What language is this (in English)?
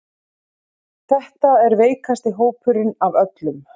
Icelandic